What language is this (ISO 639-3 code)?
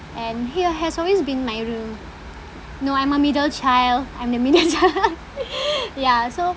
eng